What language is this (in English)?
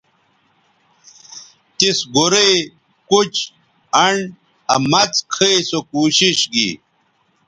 Bateri